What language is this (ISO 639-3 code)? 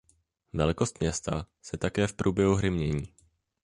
ces